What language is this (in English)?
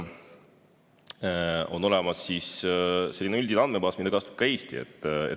Estonian